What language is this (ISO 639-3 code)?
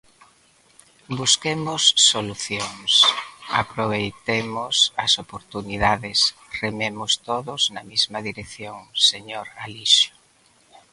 glg